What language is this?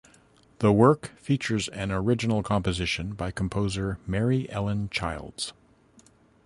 English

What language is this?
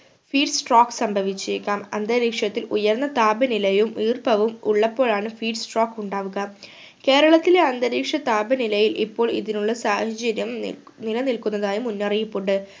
Malayalam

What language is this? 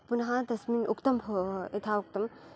Sanskrit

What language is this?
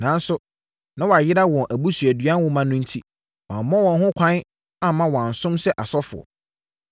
Akan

